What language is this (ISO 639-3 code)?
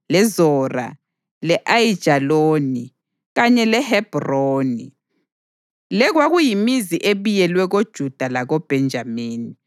nde